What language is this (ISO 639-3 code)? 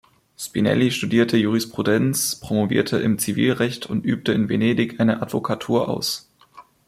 deu